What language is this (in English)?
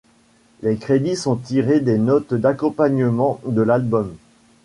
French